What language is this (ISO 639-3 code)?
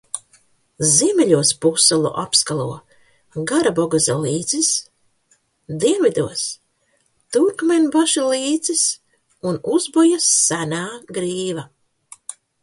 lav